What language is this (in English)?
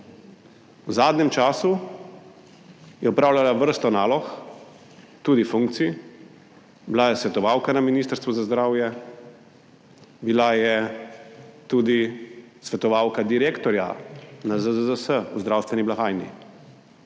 Slovenian